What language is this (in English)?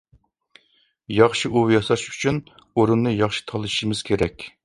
Uyghur